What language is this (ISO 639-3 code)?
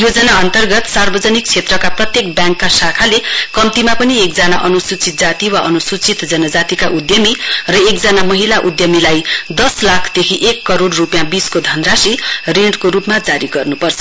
nep